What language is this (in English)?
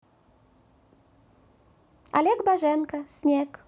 Russian